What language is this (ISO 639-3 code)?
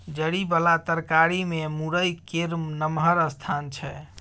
mai